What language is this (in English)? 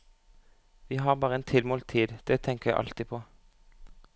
Norwegian